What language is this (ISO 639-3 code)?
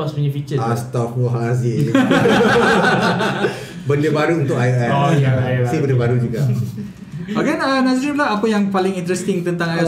msa